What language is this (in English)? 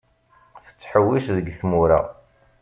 Kabyle